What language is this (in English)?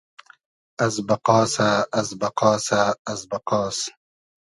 Hazaragi